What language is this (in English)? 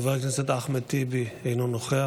Hebrew